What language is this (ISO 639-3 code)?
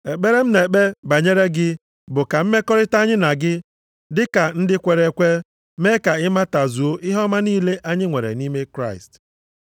ibo